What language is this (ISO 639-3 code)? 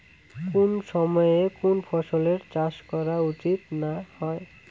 ben